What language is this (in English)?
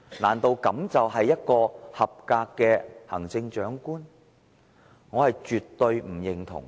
Cantonese